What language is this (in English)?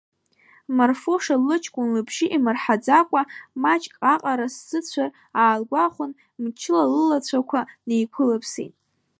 Abkhazian